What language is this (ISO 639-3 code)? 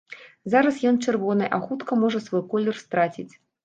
bel